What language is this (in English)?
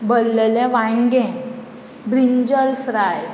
Konkani